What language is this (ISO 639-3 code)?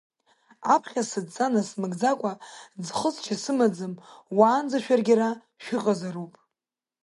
abk